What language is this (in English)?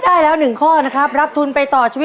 Thai